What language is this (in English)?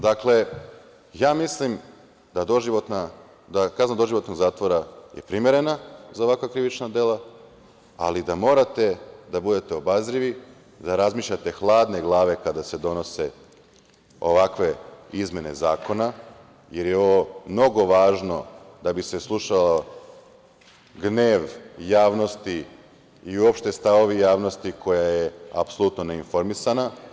Serbian